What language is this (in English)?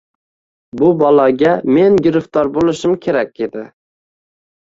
Uzbek